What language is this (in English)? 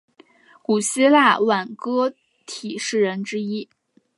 Chinese